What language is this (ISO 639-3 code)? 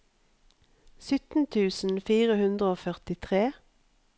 nor